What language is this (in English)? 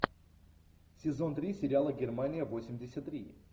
Russian